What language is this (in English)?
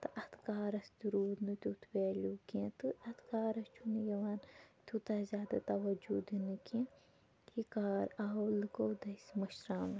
Kashmiri